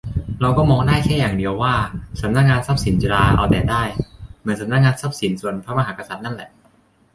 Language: Thai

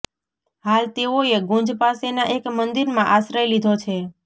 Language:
Gujarati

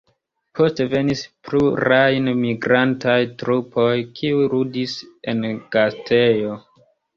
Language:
Esperanto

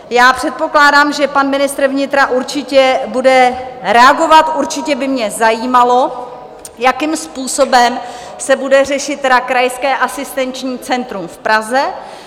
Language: Czech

